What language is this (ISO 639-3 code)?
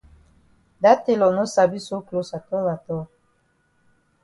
wes